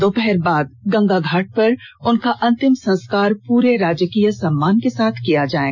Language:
Hindi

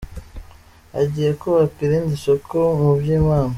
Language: Kinyarwanda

